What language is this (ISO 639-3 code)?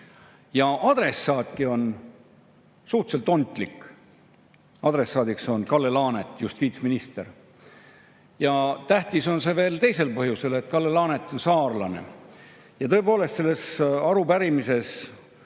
est